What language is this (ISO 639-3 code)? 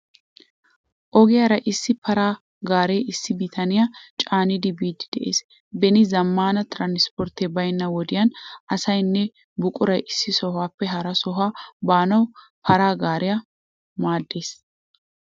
wal